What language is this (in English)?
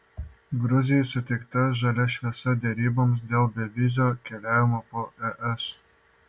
Lithuanian